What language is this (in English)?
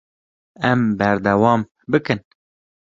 Kurdish